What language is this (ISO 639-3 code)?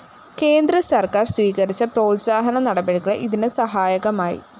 mal